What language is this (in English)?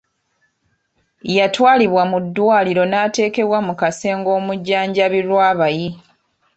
Ganda